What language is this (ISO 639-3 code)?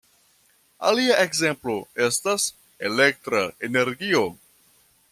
epo